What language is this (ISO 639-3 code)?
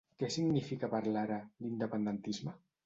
cat